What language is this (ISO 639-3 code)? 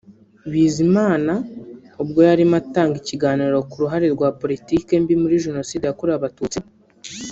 kin